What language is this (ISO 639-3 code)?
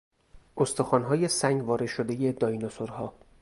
fas